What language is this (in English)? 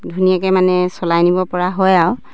Assamese